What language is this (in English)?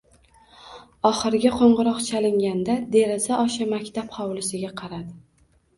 Uzbek